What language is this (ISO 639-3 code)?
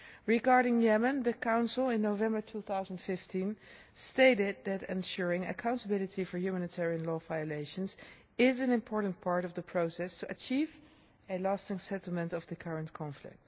eng